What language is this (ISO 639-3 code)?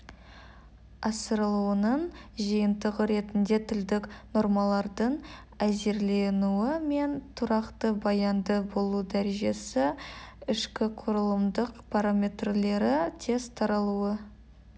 kaz